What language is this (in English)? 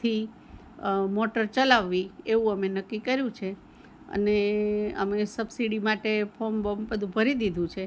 Gujarati